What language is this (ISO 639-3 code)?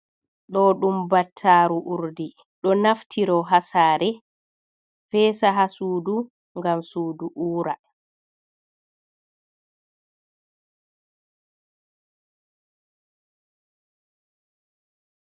ful